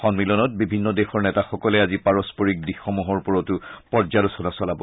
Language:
Assamese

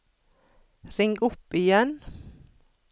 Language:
Norwegian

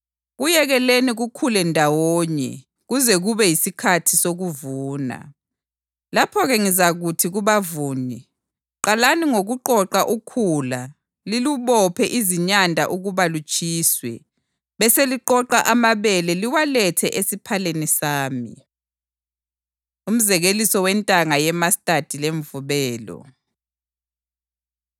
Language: North Ndebele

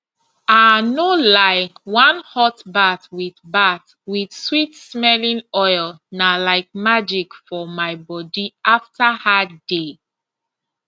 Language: Nigerian Pidgin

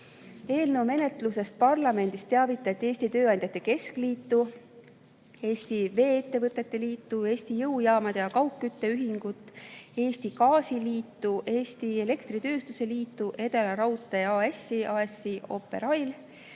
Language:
Estonian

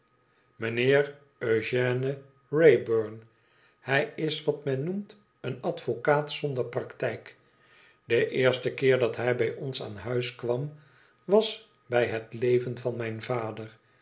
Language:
Dutch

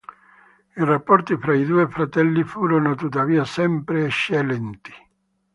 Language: Italian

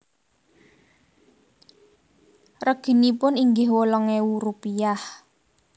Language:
Javanese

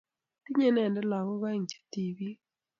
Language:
Kalenjin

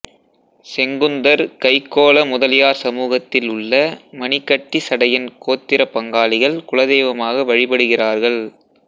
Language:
Tamil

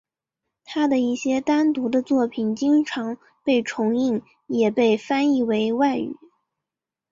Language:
Chinese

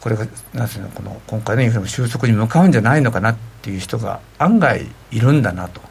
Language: Japanese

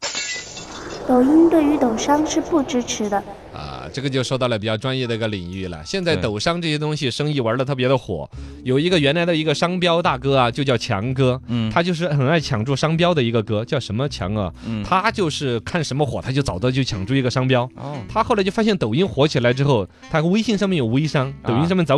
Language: Chinese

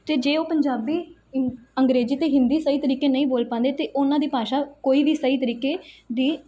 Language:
Punjabi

